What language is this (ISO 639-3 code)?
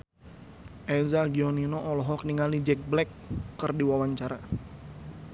sun